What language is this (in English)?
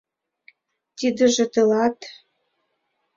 Mari